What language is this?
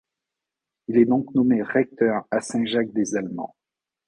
French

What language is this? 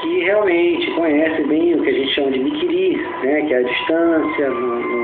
Portuguese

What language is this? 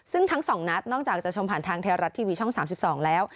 Thai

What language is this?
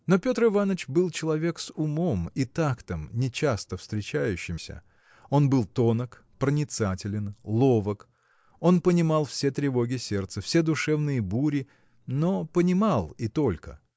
Russian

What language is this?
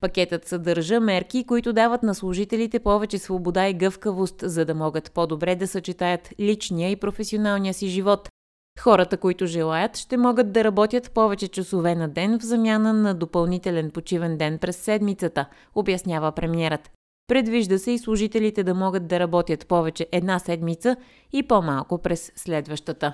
Bulgarian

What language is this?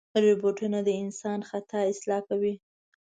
Pashto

